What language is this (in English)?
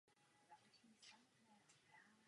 Czech